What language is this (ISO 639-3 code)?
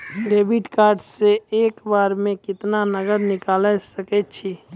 mai